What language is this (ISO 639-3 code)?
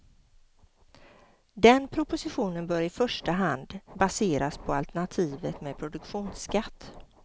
swe